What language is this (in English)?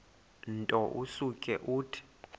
Xhosa